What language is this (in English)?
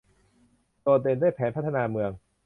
Thai